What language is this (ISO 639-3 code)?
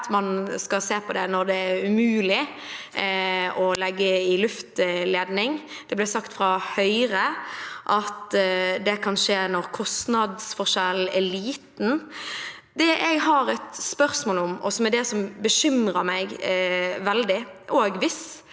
nor